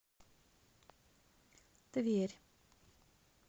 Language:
Russian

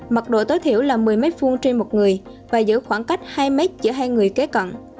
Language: Vietnamese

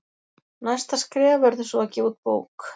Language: Icelandic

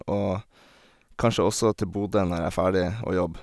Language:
Norwegian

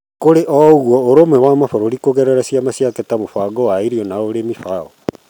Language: Kikuyu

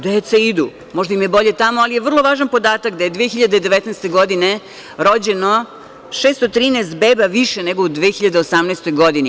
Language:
Serbian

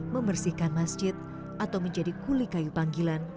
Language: Indonesian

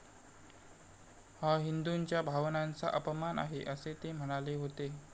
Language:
Marathi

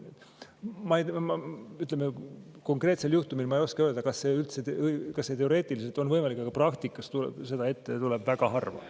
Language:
Estonian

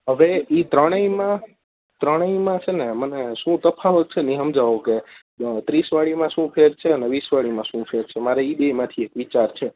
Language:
Gujarati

